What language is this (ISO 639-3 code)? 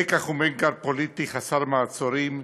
heb